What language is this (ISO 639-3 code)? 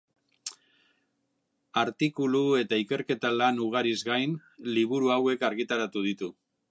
eus